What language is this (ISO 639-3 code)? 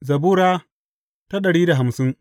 hau